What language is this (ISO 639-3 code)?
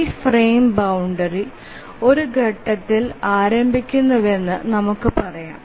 mal